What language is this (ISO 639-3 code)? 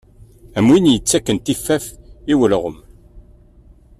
kab